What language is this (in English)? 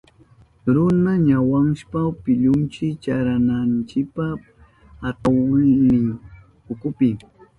Southern Pastaza Quechua